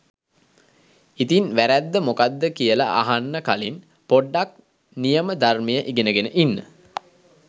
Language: Sinhala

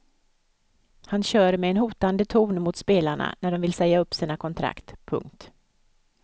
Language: Swedish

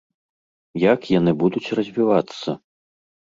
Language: Belarusian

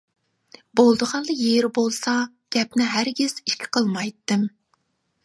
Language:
Uyghur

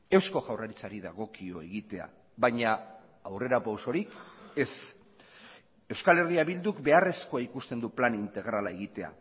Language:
Basque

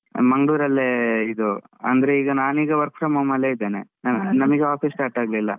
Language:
Kannada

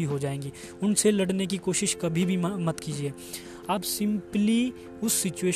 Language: Hindi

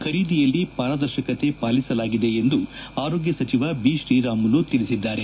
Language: Kannada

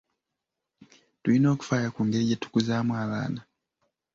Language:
Ganda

